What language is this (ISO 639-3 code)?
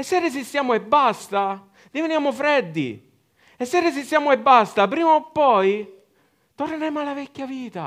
ita